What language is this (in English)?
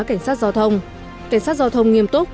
Vietnamese